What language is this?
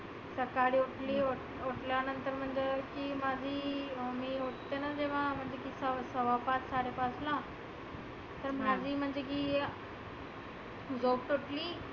Marathi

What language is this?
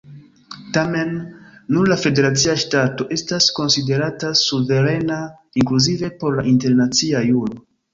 Esperanto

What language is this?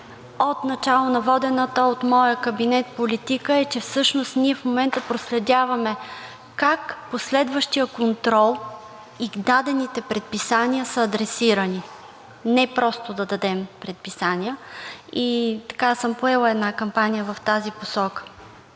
Bulgarian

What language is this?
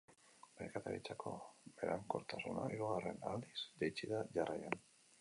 Basque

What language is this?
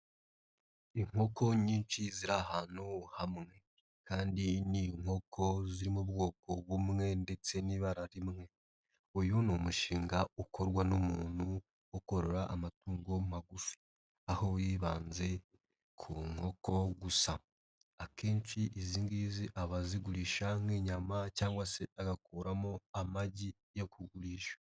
Kinyarwanda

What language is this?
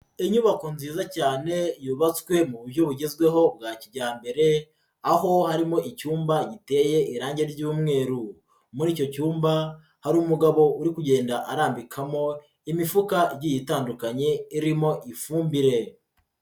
Kinyarwanda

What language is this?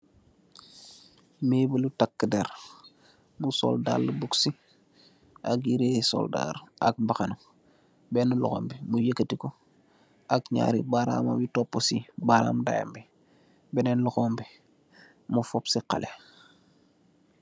Wolof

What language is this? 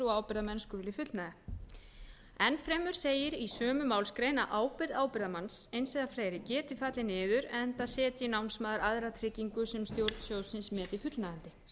Icelandic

